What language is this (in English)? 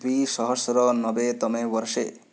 Sanskrit